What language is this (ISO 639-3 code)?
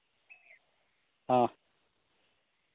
sat